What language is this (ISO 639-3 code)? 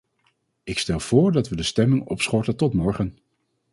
nld